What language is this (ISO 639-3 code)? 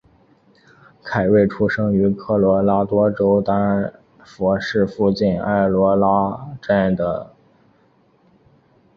zho